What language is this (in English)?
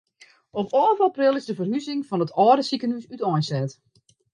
Western Frisian